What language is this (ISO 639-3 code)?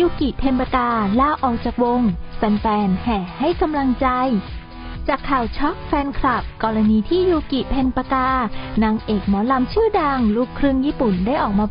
tha